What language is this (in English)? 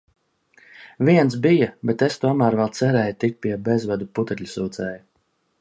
Latvian